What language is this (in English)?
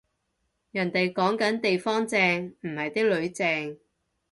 Cantonese